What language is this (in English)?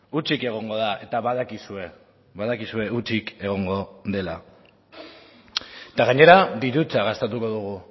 Basque